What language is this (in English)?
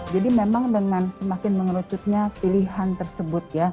Indonesian